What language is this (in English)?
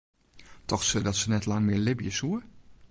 Western Frisian